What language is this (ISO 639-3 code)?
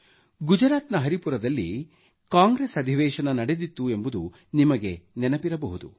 kan